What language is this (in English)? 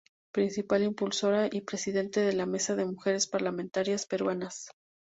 Spanish